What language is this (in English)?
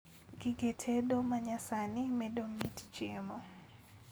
Luo (Kenya and Tanzania)